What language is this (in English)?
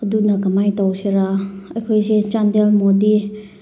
Manipuri